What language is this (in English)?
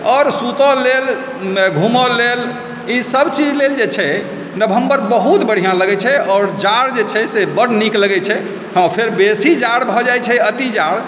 Maithili